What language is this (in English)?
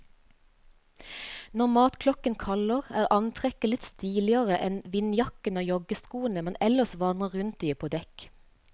Norwegian